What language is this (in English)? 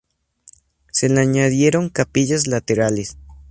Spanish